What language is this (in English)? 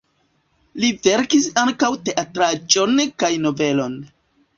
Esperanto